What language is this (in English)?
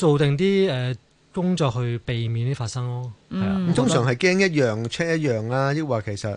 Chinese